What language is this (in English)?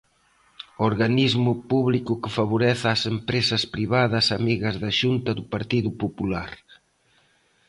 Galician